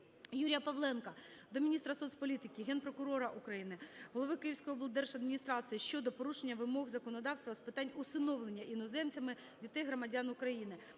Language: Ukrainian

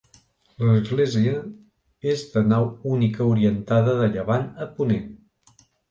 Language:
Catalan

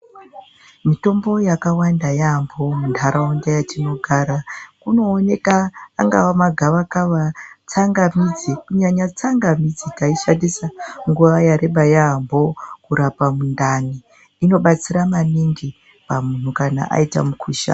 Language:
Ndau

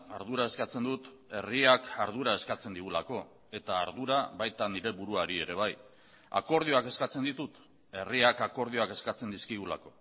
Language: Basque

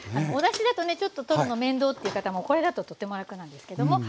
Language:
Japanese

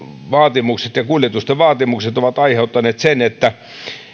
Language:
Finnish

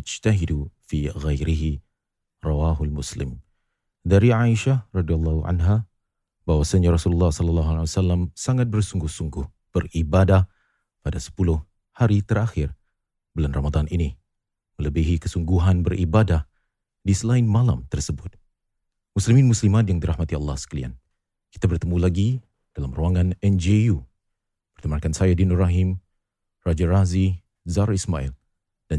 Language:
Malay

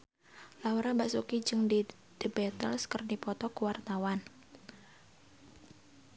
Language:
Sundanese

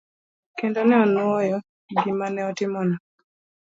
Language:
Luo (Kenya and Tanzania)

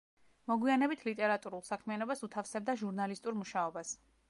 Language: Georgian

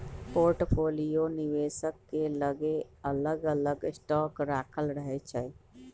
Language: Magahi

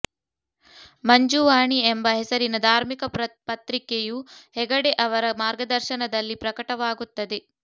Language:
Kannada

